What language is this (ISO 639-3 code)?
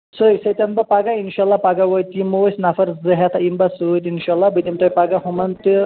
kas